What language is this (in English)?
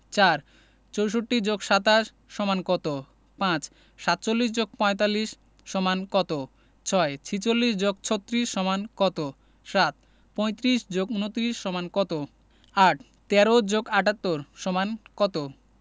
Bangla